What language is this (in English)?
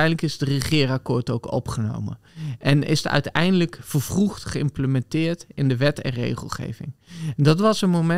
Dutch